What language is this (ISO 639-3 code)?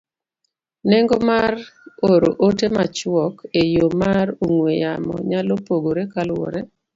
luo